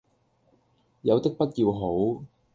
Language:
Cantonese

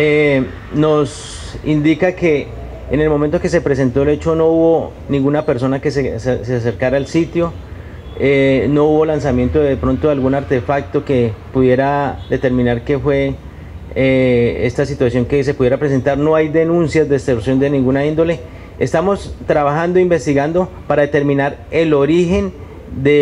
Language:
Spanish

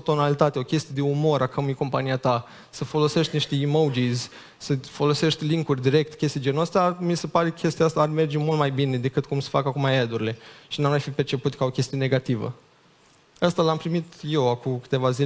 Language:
Romanian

